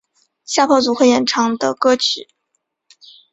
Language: Chinese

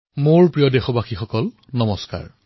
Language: Assamese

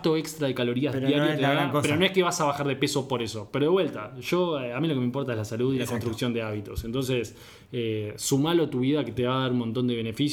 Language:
Spanish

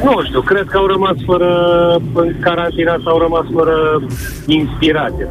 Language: Romanian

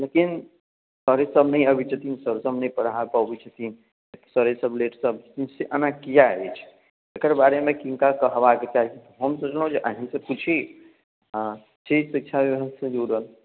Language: Maithili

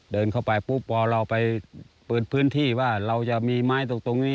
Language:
Thai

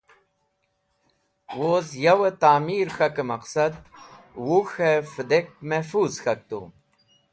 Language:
Wakhi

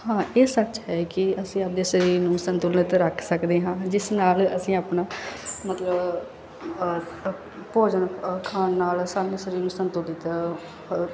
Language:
Punjabi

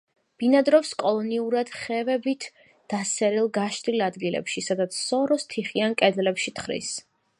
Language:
Georgian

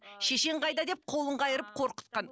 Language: Kazakh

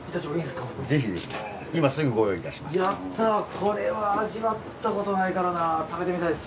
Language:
Japanese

